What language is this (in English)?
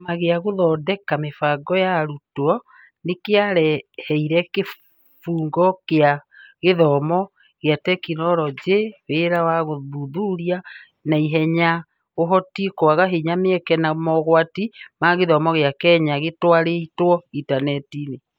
Kikuyu